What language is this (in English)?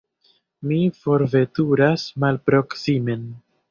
Esperanto